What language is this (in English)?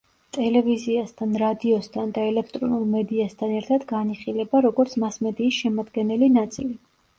Georgian